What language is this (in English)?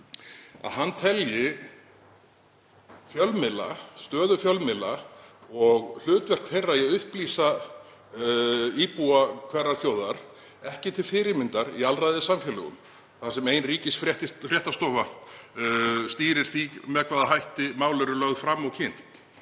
Icelandic